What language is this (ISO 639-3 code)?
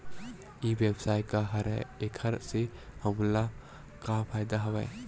hne